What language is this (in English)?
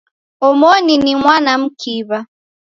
Taita